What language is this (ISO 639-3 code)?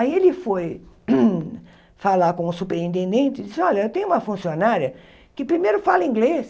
por